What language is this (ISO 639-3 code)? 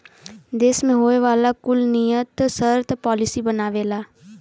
bho